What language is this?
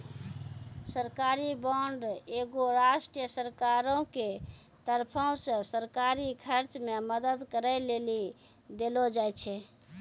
Maithili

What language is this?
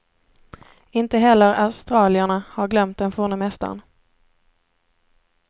Swedish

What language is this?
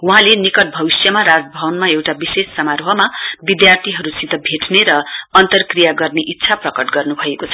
Nepali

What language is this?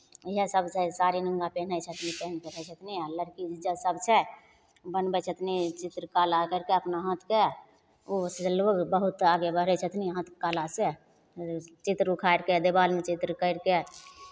Maithili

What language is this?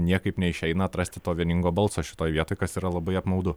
Lithuanian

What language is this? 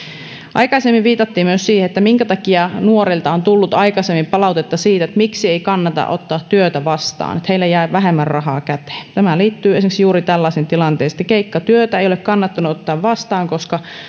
Finnish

